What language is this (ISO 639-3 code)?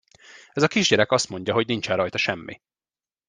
hun